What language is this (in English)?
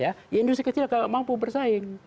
Indonesian